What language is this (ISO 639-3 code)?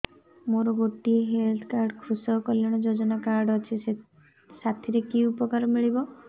ori